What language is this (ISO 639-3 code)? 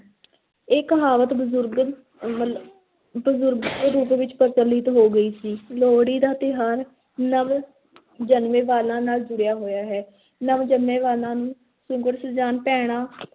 pan